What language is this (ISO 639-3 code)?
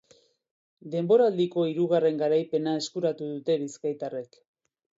eus